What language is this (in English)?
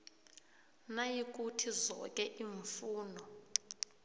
South Ndebele